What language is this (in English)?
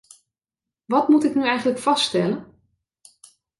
Dutch